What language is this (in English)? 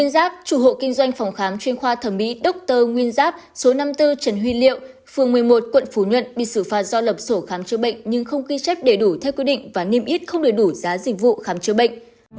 Vietnamese